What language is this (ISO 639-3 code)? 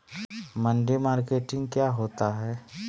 mag